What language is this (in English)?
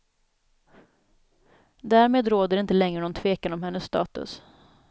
Swedish